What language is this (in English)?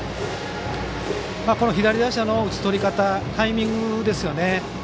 Japanese